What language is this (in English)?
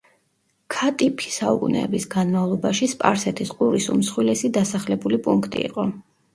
Georgian